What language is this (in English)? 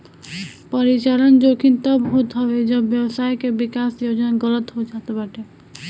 Bhojpuri